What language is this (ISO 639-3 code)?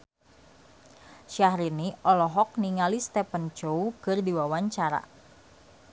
sun